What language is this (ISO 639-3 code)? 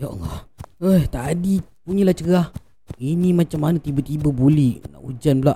msa